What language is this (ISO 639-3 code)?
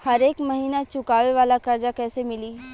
bho